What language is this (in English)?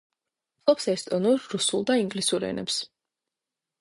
Georgian